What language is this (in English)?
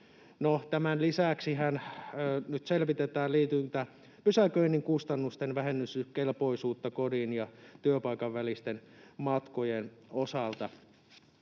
Finnish